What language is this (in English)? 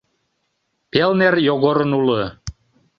Mari